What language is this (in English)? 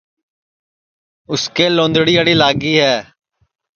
Sansi